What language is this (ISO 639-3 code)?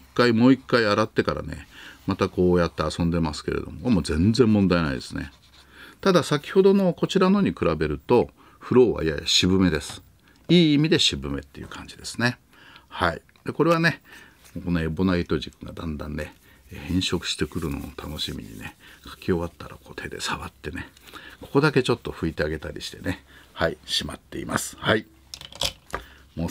jpn